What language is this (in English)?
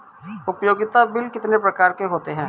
Hindi